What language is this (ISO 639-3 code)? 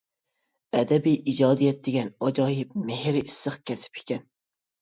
uig